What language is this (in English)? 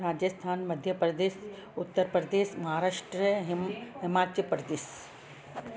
Sindhi